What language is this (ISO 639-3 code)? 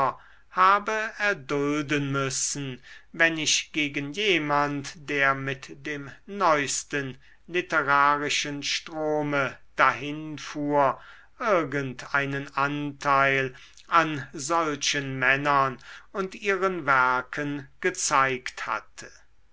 deu